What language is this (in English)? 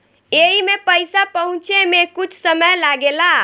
Bhojpuri